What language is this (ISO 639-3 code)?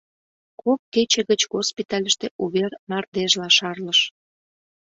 chm